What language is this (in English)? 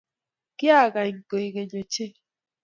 Kalenjin